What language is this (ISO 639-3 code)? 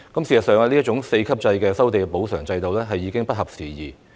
yue